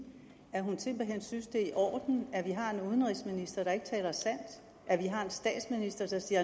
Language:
Danish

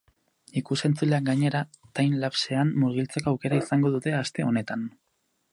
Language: Basque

